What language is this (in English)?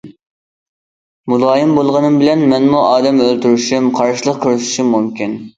Uyghur